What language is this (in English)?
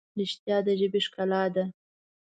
Pashto